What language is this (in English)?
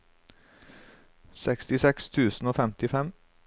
Norwegian